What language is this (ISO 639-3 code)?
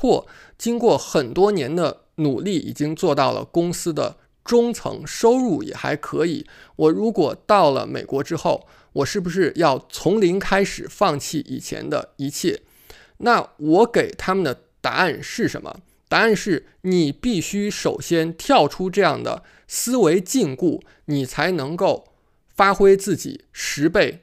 zho